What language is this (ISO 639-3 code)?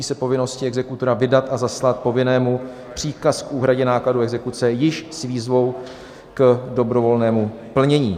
ces